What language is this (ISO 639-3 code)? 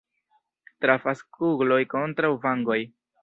epo